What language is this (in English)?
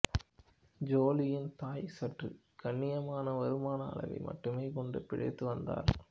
Tamil